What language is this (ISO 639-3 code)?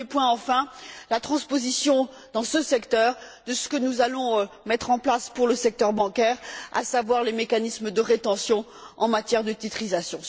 fra